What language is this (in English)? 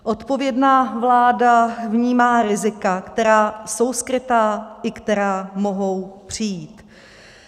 Czech